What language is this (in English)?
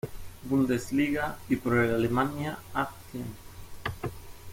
Spanish